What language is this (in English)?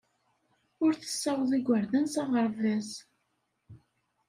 Kabyle